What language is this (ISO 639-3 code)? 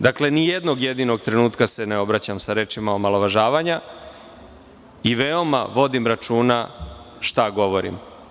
srp